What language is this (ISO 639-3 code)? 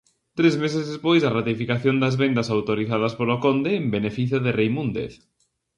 glg